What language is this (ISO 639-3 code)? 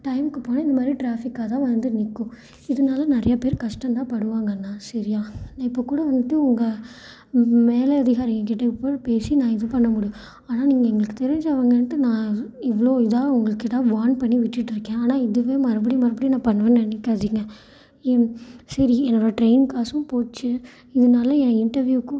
tam